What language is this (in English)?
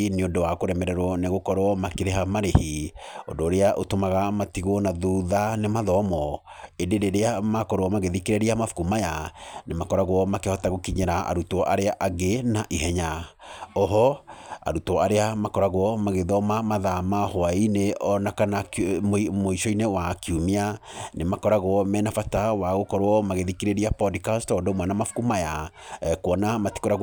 Kikuyu